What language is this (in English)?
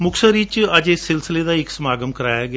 Punjabi